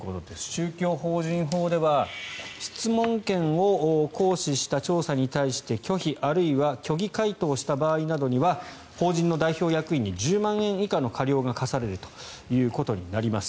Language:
Japanese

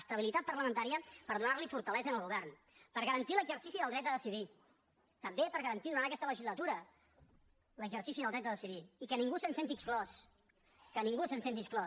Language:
Catalan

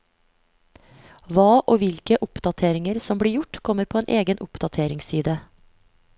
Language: Norwegian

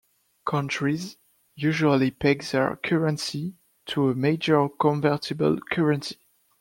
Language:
English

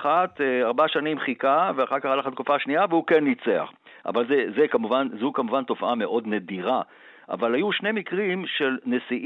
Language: Hebrew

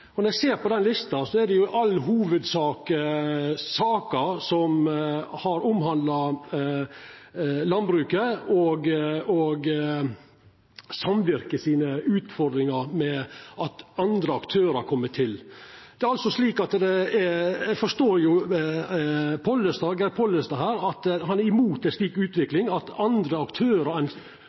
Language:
Norwegian Nynorsk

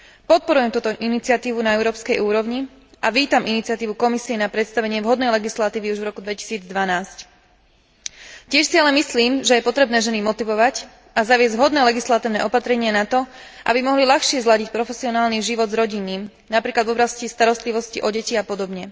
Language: Slovak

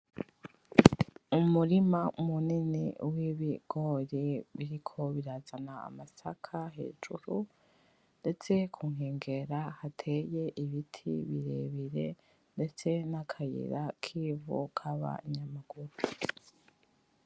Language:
Rundi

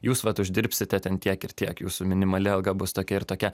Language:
Lithuanian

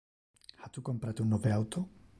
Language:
Interlingua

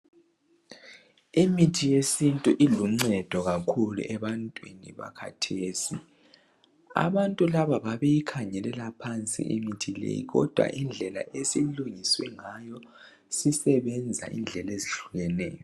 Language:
North Ndebele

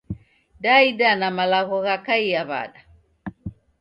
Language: Taita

